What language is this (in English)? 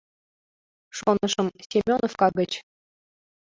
Mari